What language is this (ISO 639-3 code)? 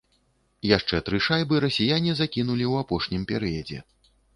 bel